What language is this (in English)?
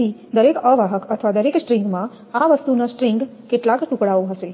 Gujarati